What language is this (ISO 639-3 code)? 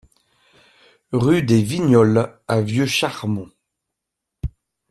fra